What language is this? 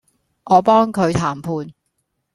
Cantonese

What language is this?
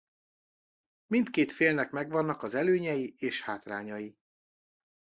Hungarian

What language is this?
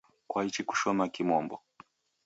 Taita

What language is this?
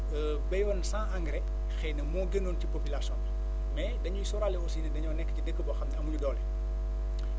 Wolof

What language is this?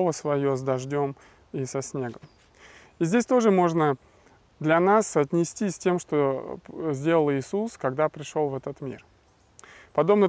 Russian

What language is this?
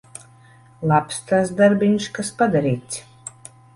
Latvian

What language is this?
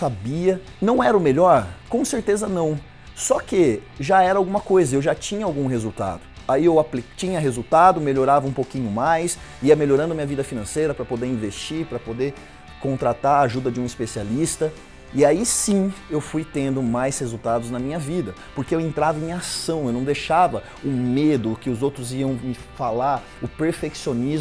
Portuguese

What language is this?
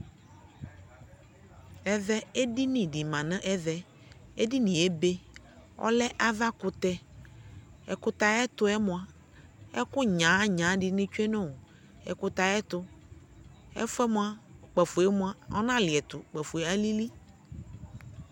Ikposo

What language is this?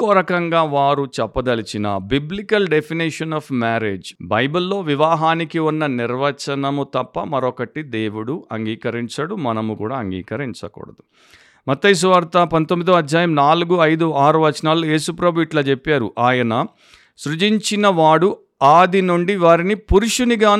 Telugu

